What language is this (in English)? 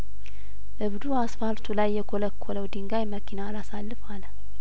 Amharic